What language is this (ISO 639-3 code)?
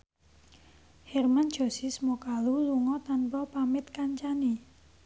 jav